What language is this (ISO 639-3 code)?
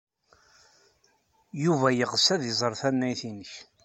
kab